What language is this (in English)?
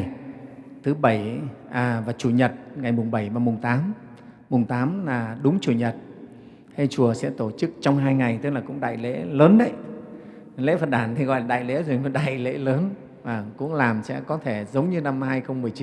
Vietnamese